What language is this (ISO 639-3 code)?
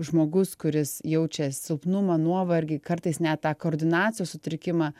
lit